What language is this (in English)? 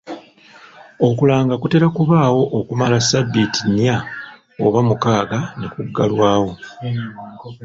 Ganda